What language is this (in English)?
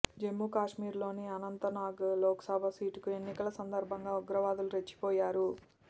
Telugu